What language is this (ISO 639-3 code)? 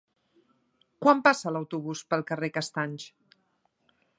cat